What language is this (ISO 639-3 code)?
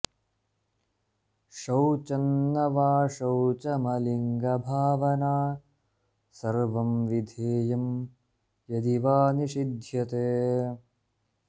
san